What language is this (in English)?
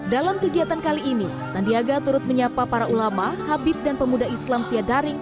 Indonesian